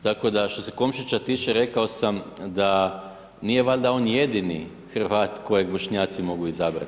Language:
Croatian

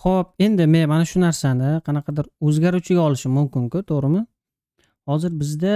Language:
Turkish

